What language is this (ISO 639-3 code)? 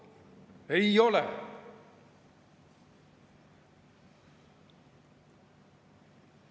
est